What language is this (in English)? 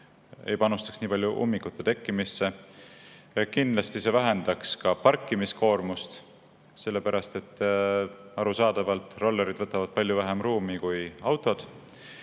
Estonian